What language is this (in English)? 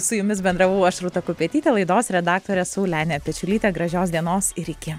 Lithuanian